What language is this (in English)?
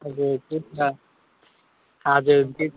Nepali